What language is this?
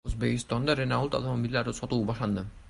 Uzbek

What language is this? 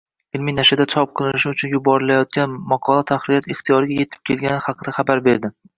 Uzbek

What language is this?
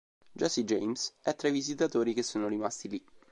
Italian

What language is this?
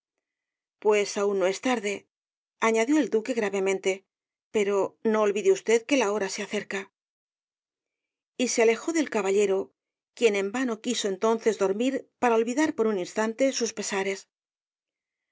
Spanish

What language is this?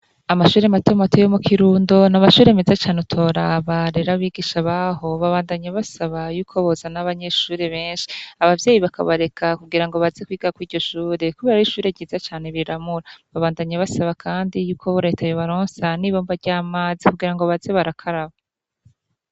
Rundi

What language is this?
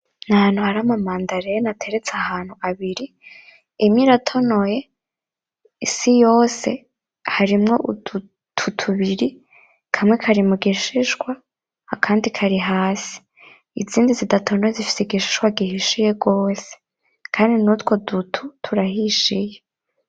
Rundi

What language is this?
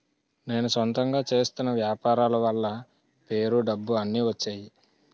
Telugu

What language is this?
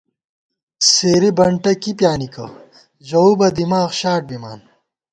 Gawar-Bati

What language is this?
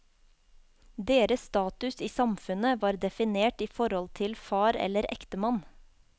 Norwegian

